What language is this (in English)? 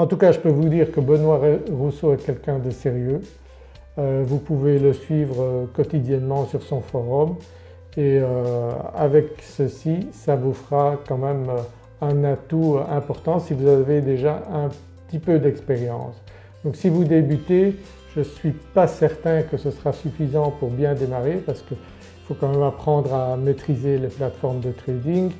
French